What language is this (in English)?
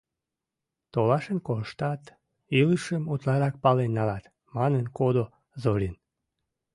Mari